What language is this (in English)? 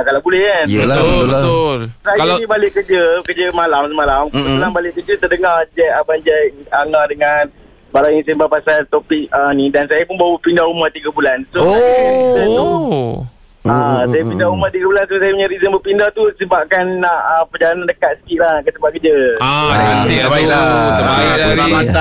Malay